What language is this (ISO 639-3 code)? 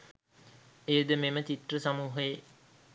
sin